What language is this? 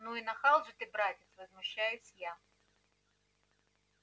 Russian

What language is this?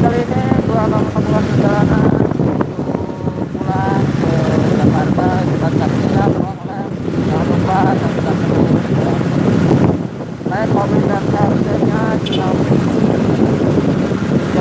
Indonesian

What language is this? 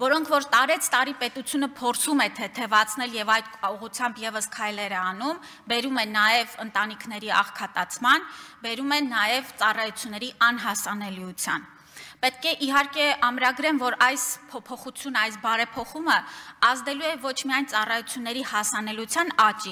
Romanian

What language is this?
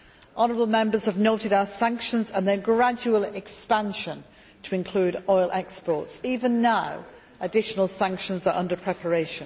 English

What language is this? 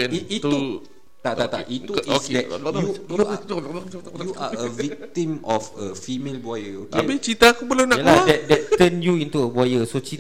Malay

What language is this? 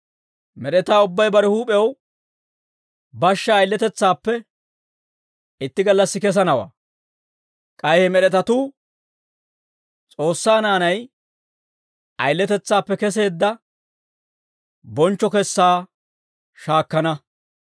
Dawro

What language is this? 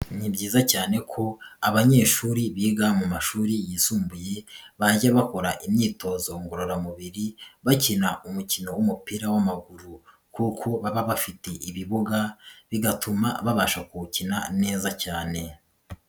Kinyarwanda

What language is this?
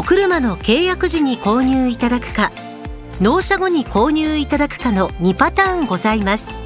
Japanese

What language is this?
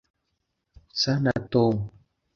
Kinyarwanda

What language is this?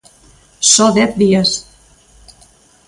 Galician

